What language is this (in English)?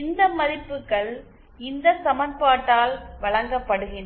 Tamil